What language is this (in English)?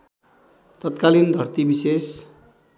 Nepali